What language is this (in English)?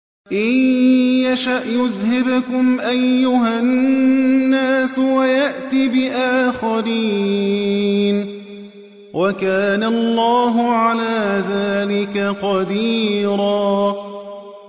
Arabic